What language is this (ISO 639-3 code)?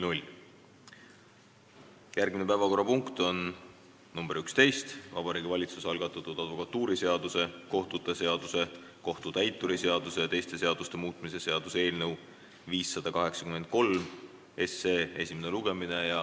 est